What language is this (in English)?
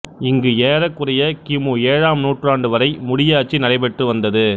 Tamil